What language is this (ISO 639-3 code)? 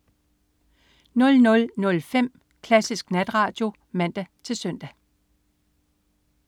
dan